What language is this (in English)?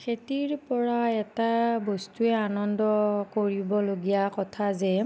Assamese